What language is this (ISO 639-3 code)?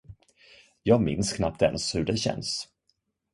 swe